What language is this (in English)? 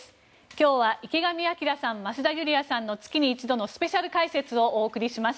Japanese